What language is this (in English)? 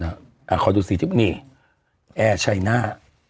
Thai